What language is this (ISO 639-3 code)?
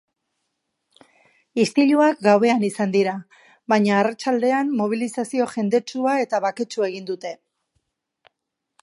eus